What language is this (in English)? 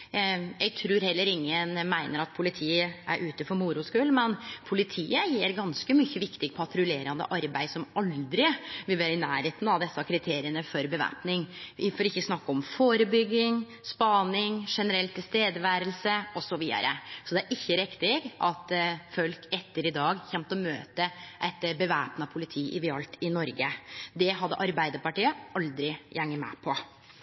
Norwegian Nynorsk